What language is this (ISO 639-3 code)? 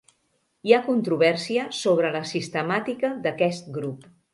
cat